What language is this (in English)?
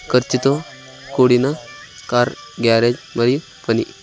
Telugu